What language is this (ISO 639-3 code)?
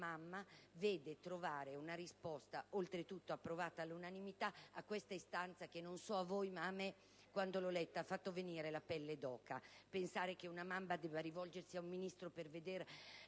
ita